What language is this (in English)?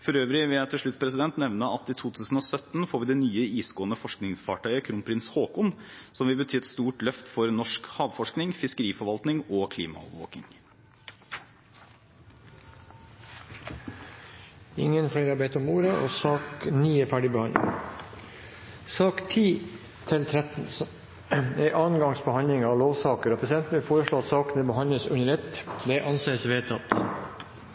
Norwegian Bokmål